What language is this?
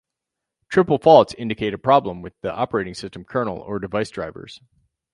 English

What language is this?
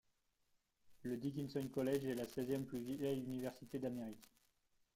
French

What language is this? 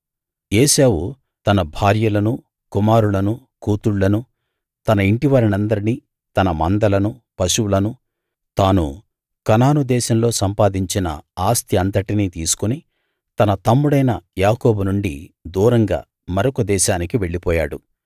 Telugu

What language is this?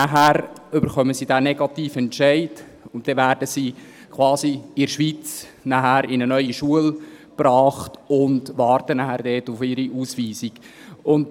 Swiss German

